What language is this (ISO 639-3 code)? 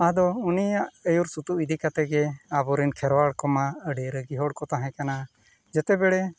sat